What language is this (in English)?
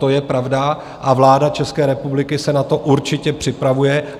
Czech